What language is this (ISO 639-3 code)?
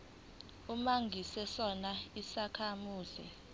zul